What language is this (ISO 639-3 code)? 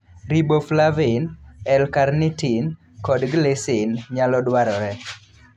luo